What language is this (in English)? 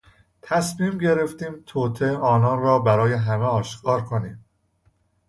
Persian